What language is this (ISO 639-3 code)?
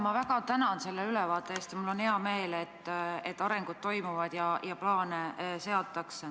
est